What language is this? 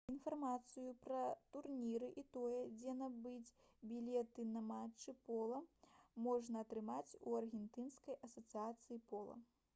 Belarusian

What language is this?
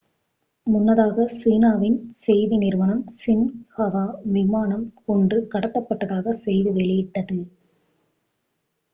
Tamil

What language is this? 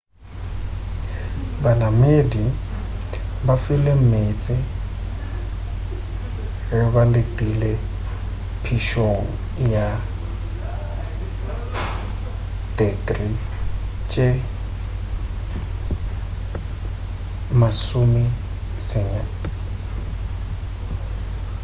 Northern Sotho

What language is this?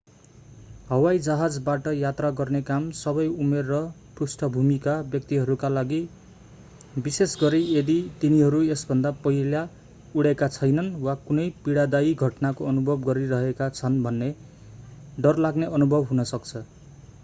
Nepali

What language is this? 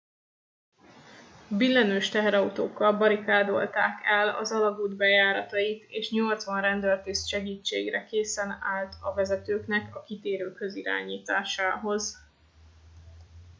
Hungarian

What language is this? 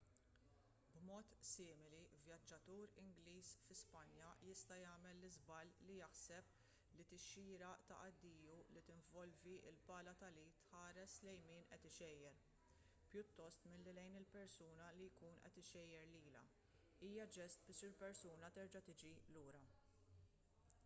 Maltese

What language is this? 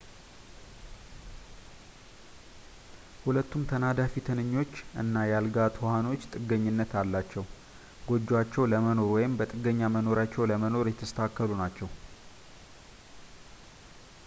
Amharic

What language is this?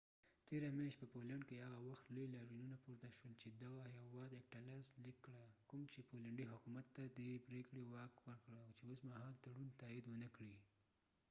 Pashto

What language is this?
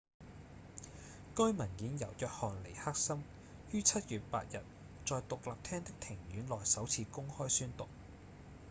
Cantonese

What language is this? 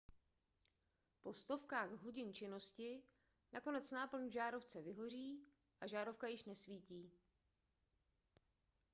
Czech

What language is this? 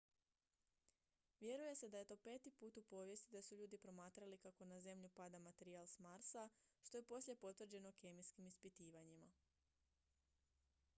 Croatian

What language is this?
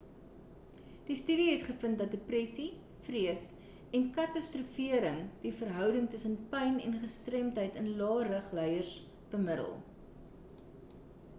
Afrikaans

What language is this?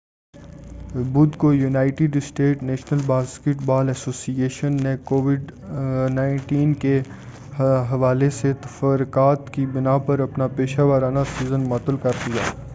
Urdu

